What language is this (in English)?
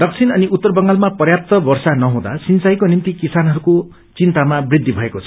Nepali